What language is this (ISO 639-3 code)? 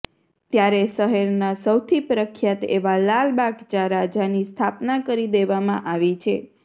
guj